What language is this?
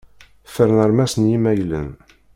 Kabyle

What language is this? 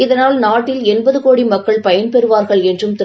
Tamil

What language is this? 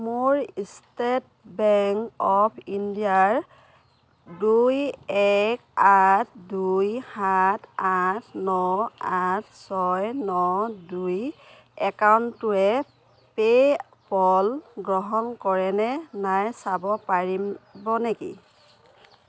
Assamese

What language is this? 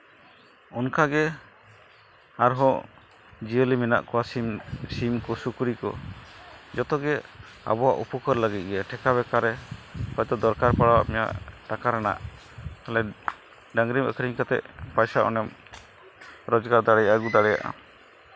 Santali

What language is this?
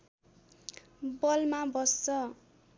Nepali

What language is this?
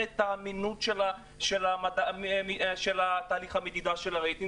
Hebrew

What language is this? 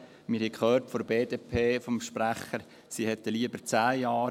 Swiss German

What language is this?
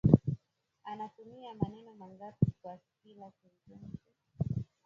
Swahili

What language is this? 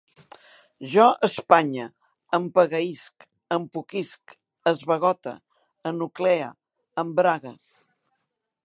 Catalan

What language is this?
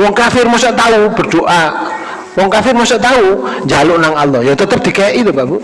Indonesian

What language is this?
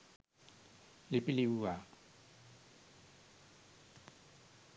Sinhala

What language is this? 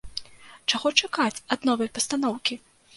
Belarusian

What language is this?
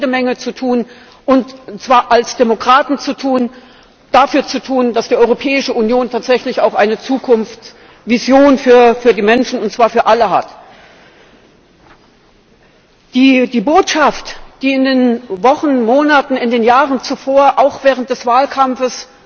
German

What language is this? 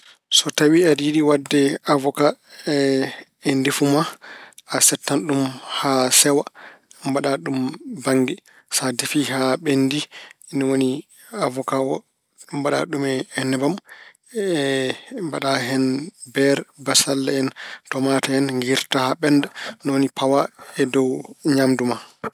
Fula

